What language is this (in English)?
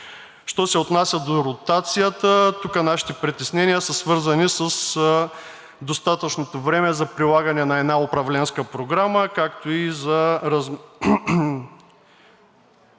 Bulgarian